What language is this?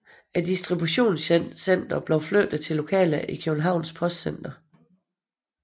Danish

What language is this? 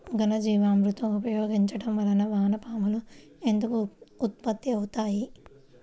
Telugu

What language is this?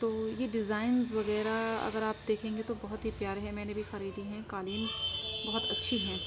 Urdu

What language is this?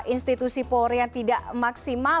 Indonesian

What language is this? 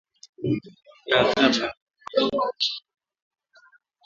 Swahili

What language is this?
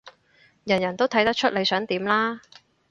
Cantonese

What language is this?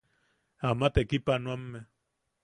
Yaqui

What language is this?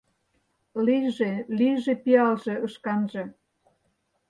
Mari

